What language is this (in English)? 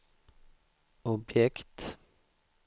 Swedish